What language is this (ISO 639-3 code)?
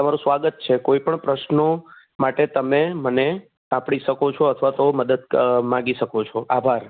guj